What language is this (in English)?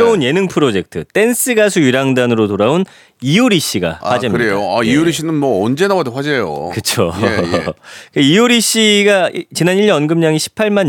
Korean